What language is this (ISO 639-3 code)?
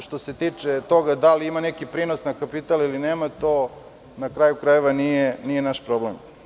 srp